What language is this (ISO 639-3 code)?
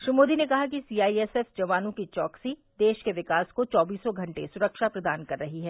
hin